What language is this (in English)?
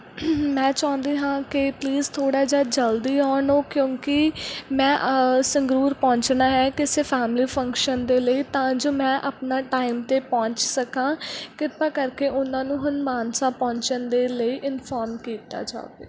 Punjabi